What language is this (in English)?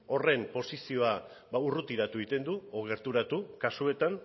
Basque